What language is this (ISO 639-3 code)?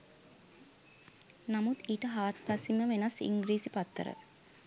sin